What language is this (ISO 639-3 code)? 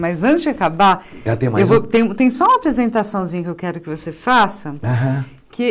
por